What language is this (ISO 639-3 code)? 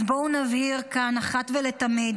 heb